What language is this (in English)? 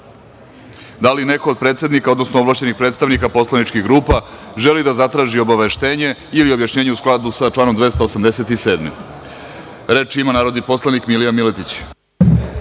Serbian